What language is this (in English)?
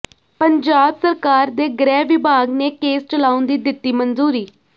Punjabi